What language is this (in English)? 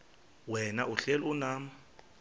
Xhosa